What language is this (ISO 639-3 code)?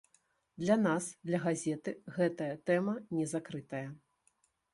bel